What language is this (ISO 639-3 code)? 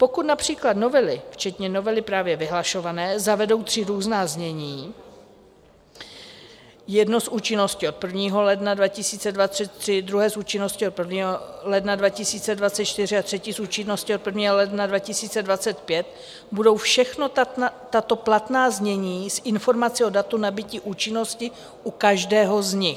ces